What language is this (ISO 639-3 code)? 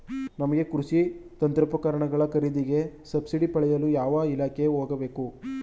kan